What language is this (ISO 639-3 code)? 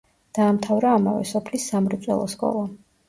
kat